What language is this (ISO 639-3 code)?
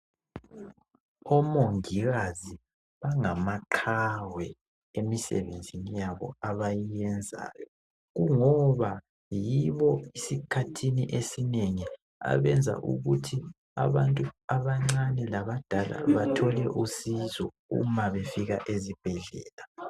nde